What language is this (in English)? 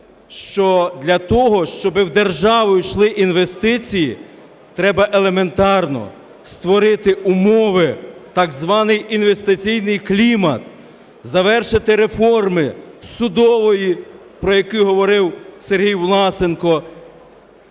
Ukrainian